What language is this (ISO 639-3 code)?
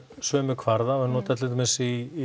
isl